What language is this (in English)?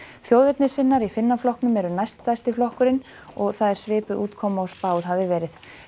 Icelandic